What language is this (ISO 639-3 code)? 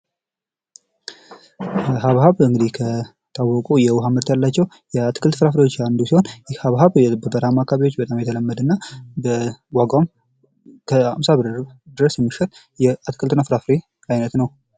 amh